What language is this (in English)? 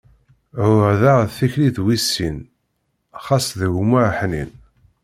Kabyle